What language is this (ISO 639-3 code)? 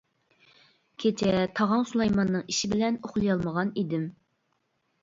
uig